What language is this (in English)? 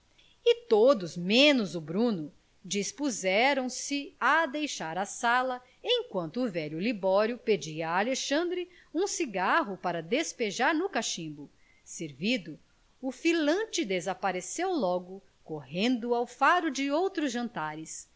Portuguese